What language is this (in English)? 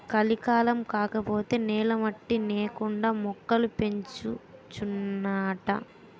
Telugu